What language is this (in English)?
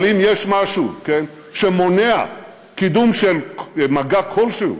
Hebrew